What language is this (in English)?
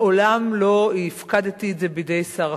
Hebrew